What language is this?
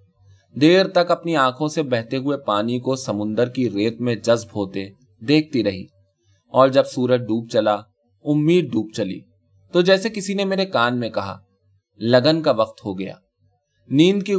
Urdu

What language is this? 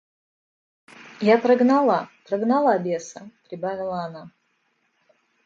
Russian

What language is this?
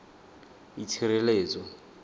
Tswana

